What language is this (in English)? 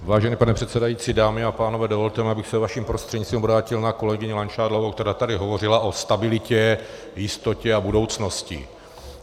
Czech